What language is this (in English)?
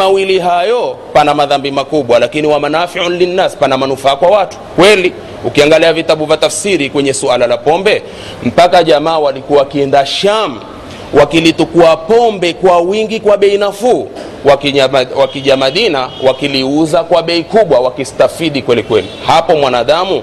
Swahili